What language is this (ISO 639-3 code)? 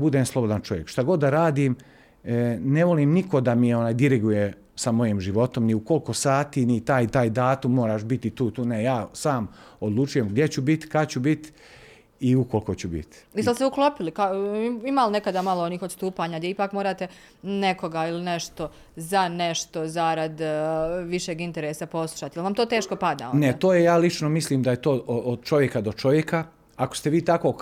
hrv